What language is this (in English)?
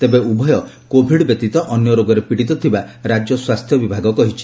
Odia